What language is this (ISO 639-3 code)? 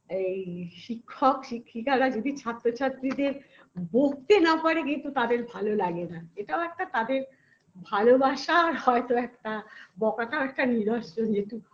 ben